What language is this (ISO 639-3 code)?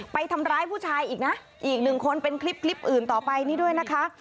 tha